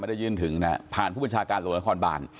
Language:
Thai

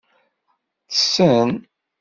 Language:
Kabyle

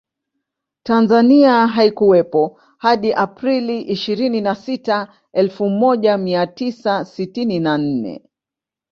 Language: Swahili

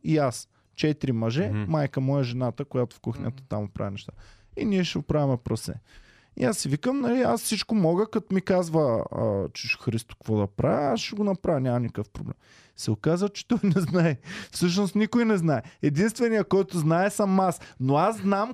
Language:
Bulgarian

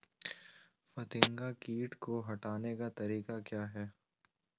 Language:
Magahi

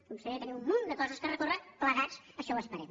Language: Catalan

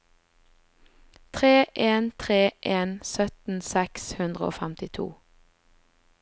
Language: Norwegian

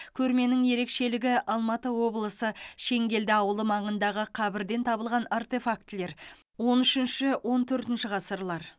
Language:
Kazakh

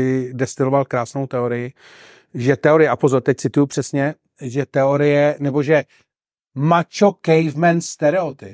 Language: Czech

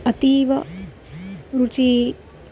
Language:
Sanskrit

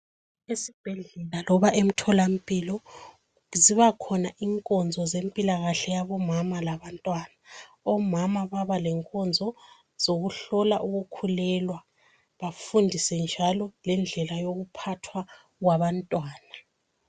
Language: North Ndebele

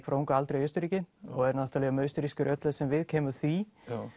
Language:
Icelandic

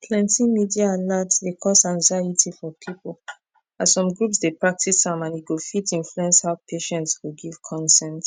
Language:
Nigerian Pidgin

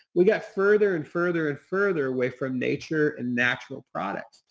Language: English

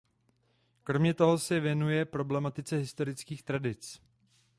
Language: Czech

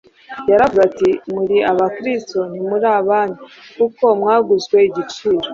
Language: Kinyarwanda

